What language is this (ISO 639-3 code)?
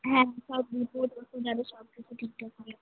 ben